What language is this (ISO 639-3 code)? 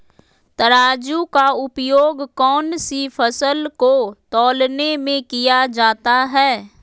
mag